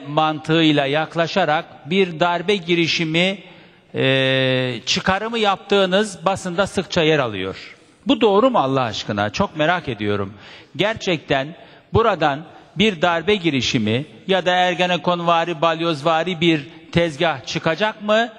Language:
Turkish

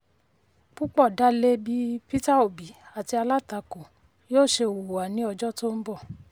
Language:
Yoruba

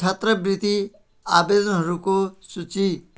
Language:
Nepali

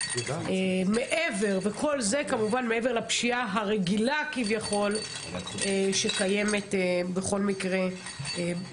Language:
Hebrew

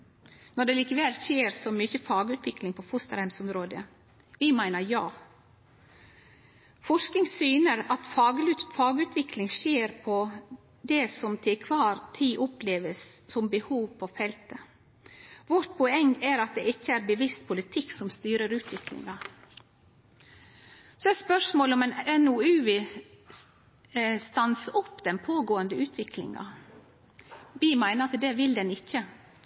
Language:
Norwegian Nynorsk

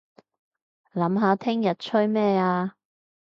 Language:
Cantonese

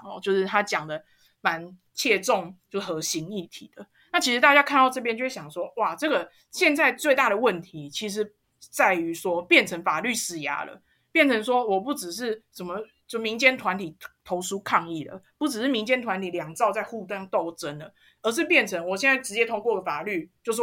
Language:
Chinese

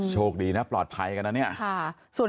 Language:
Thai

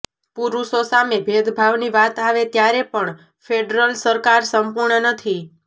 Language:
Gujarati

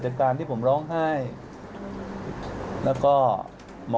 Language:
Thai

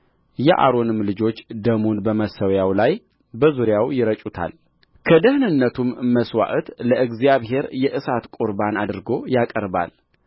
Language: Amharic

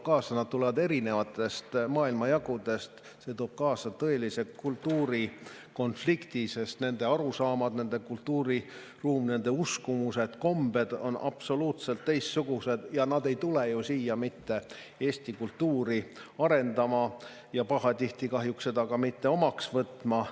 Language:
Estonian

